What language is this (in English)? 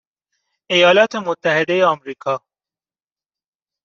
Persian